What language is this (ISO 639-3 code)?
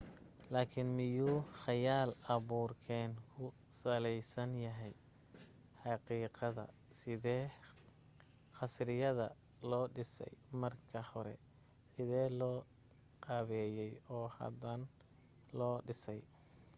som